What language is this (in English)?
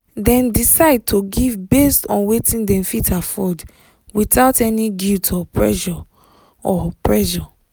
Nigerian Pidgin